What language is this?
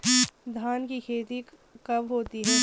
Hindi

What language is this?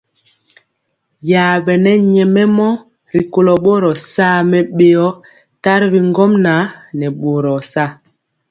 Mpiemo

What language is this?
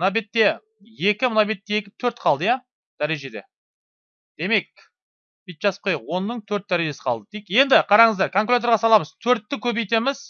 Turkish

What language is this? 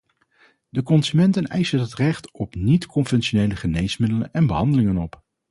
Dutch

